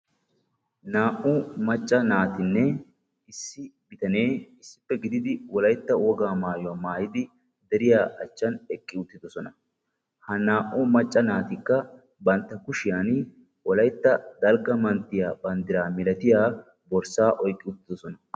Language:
Wolaytta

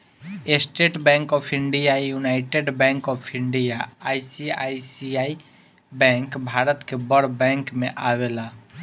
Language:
Bhojpuri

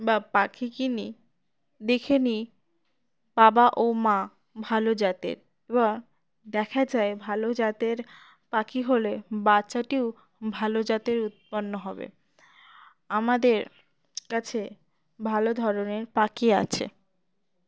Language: Bangla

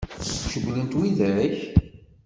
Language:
Kabyle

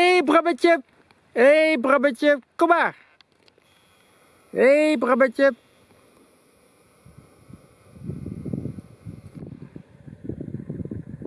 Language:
Dutch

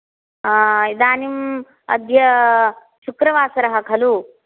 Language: Sanskrit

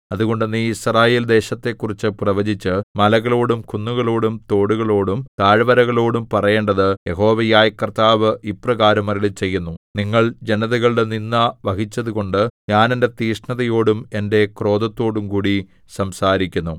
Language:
Malayalam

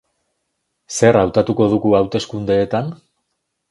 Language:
Basque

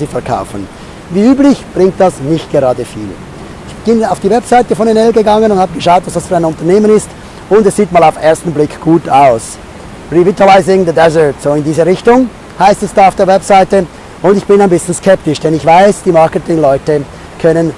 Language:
German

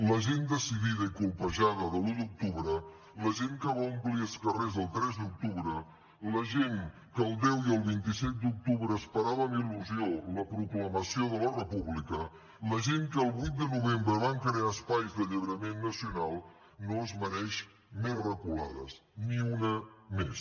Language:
Catalan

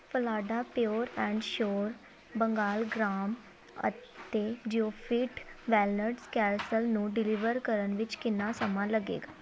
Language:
Punjabi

